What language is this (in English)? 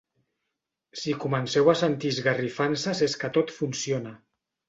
Catalan